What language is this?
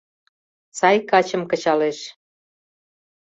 Mari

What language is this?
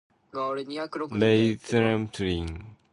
English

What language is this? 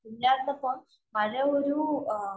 Malayalam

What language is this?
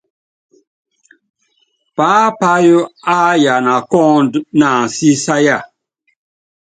Yangben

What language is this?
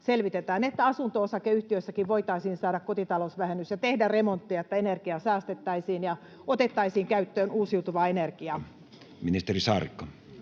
Finnish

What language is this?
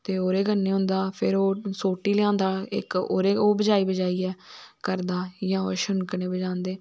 Dogri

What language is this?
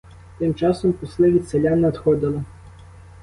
Ukrainian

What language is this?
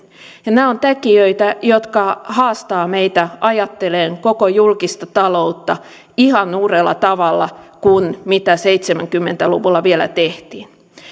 Finnish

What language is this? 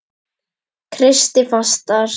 Icelandic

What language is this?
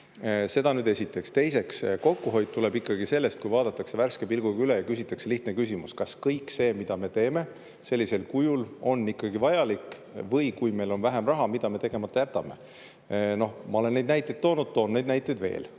Estonian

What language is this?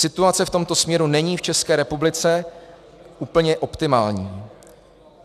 Czech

